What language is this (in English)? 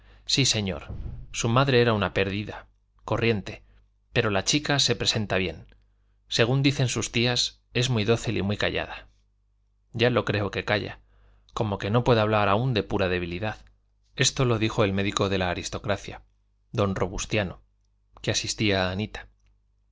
Spanish